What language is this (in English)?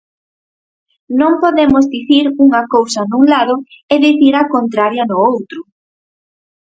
Galician